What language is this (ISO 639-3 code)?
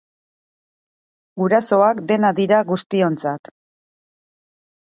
eus